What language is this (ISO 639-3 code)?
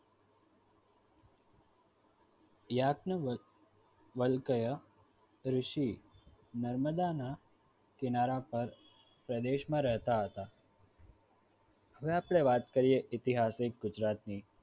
guj